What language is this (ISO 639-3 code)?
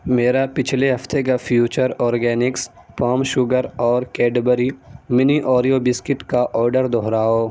urd